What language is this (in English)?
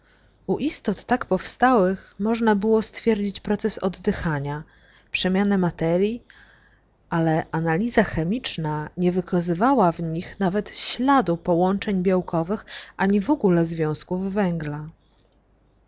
Polish